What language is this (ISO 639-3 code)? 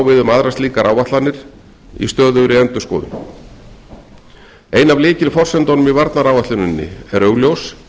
isl